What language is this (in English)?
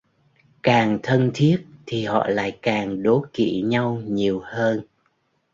Vietnamese